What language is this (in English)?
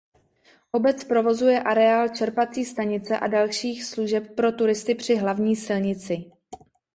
Czech